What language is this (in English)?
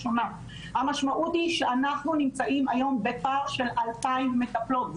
Hebrew